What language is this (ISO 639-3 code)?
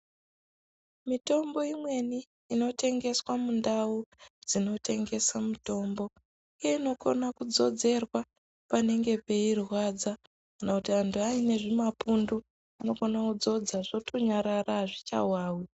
ndc